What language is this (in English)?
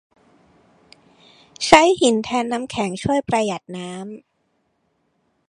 Thai